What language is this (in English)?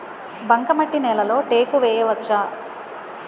Telugu